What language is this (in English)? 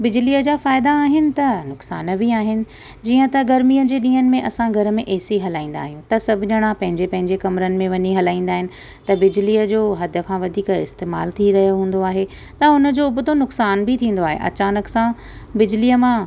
Sindhi